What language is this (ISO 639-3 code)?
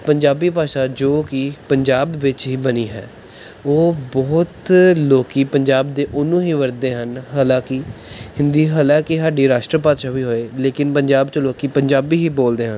pan